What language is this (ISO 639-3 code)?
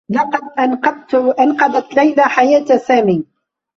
ara